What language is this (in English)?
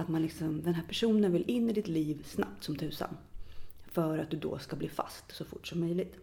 Swedish